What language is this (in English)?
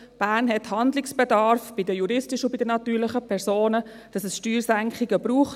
Swiss German